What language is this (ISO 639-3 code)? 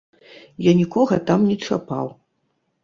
bel